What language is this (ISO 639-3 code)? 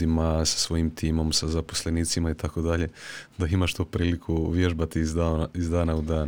hrv